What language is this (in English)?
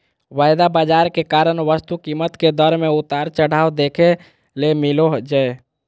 Magahi